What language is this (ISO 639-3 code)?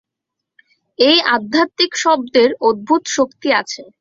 ben